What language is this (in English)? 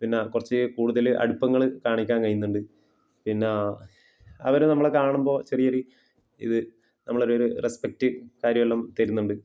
Malayalam